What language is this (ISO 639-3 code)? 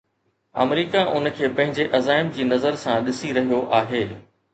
snd